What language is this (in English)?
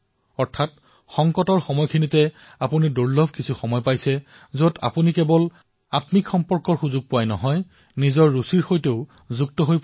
Assamese